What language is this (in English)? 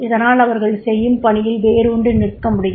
Tamil